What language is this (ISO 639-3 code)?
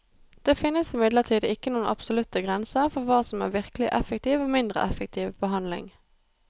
nor